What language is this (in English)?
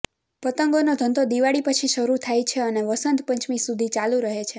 Gujarati